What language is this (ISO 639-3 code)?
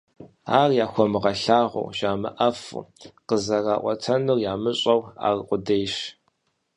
kbd